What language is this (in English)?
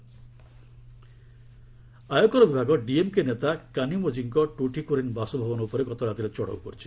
Odia